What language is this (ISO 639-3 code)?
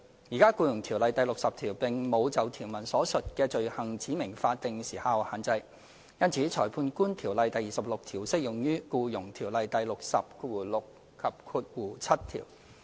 yue